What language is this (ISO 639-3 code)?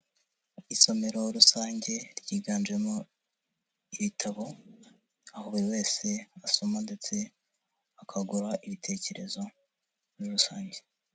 kin